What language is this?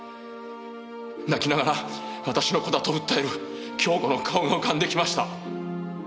Japanese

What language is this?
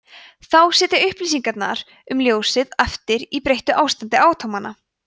Icelandic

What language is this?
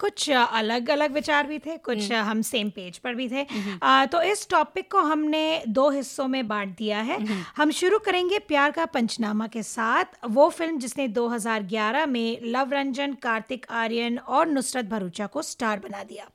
Hindi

